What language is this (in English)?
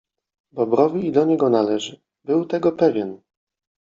Polish